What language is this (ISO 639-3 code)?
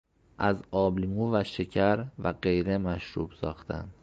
fas